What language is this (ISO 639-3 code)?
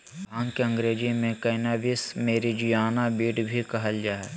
mag